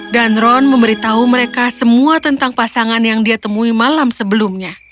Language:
Indonesian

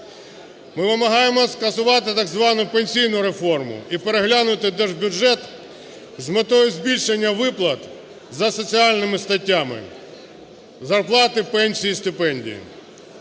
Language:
Ukrainian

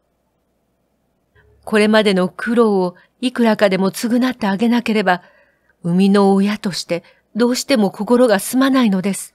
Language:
Japanese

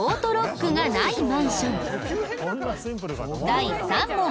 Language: Japanese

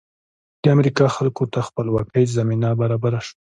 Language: Pashto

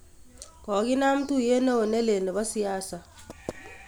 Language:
Kalenjin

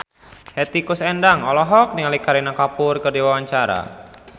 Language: Sundanese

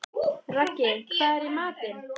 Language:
Icelandic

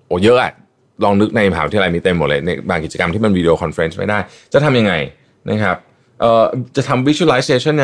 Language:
Thai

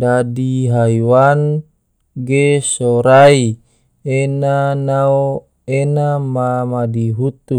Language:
Tidore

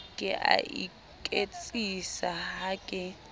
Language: Southern Sotho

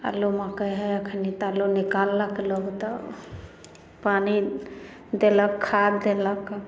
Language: Maithili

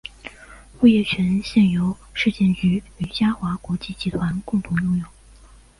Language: Chinese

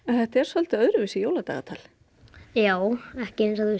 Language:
Icelandic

